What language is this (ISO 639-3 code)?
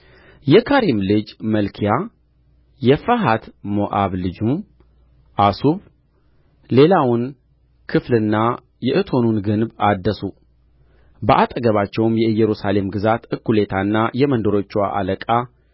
amh